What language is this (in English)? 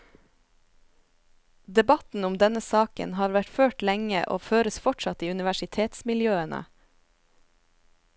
Norwegian